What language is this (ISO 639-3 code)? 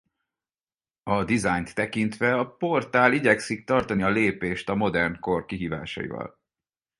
hun